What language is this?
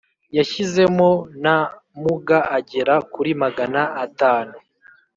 Kinyarwanda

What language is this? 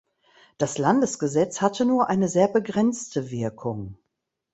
German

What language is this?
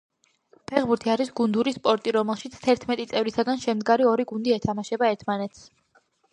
Georgian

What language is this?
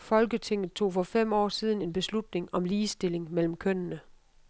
Danish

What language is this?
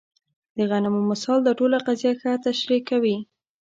Pashto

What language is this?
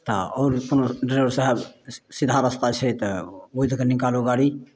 Maithili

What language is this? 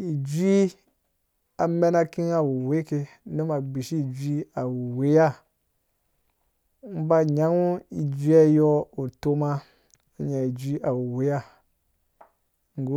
Dũya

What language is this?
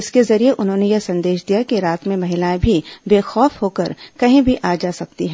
Hindi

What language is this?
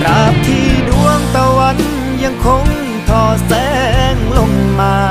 Thai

